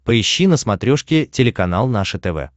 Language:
Russian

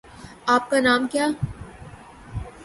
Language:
Urdu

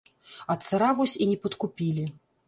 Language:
Belarusian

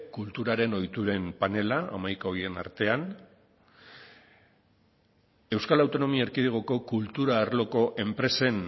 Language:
Basque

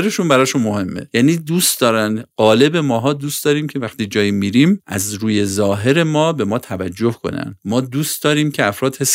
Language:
Persian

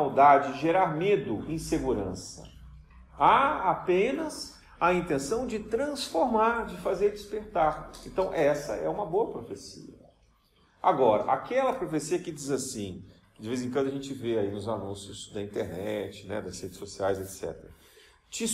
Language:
Portuguese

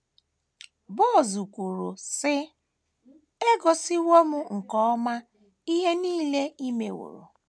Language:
Igbo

